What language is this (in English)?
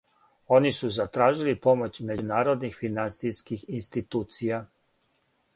Serbian